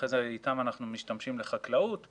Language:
Hebrew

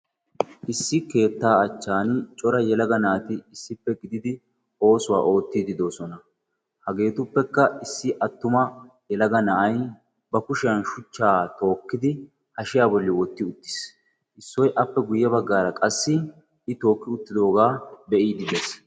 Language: Wolaytta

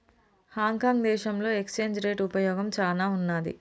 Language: Telugu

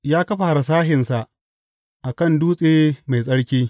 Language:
Hausa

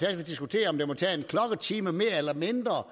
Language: Danish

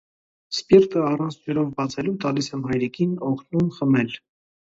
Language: Armenian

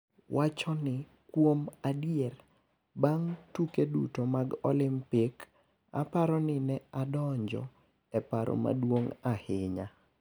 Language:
Luo (Kenya and Tanzania)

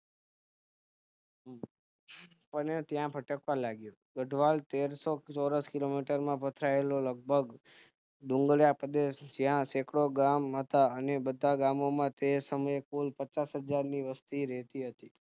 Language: Gujarati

